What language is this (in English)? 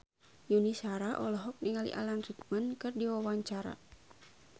Sundanese